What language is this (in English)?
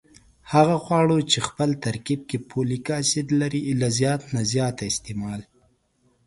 Pashto